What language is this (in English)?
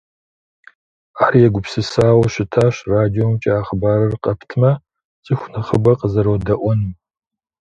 Kabardian